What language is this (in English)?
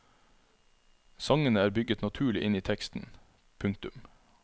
Norwegian